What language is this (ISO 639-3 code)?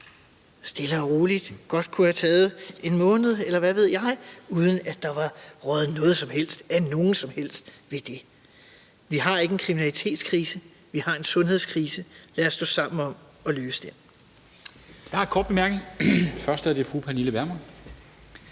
dan